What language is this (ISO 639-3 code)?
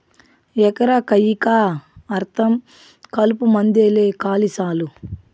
tel